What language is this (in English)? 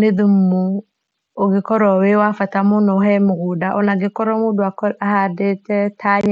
Kikuyu